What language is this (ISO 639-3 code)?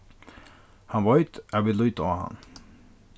fao